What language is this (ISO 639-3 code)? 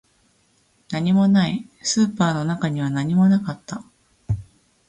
jpn